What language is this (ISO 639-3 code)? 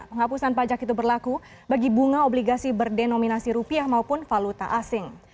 ind